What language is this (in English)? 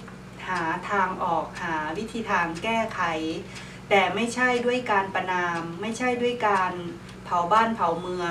Thai